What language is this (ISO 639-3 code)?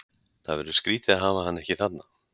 isl